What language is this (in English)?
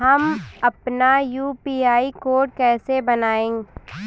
Hindi